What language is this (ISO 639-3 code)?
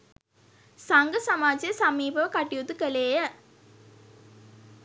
sin